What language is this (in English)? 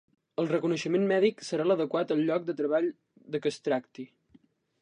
Catalan